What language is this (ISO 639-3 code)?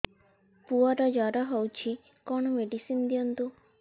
ori